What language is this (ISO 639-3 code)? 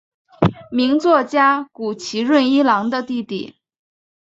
zho